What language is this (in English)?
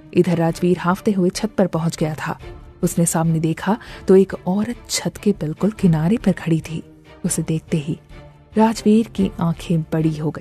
Hindi